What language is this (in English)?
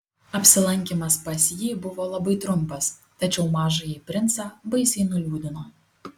Lithuanian